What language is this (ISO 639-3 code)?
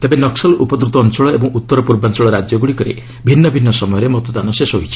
ori